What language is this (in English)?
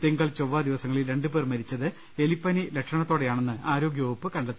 Malayalam